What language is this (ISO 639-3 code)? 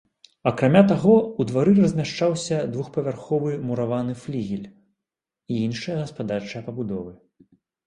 bel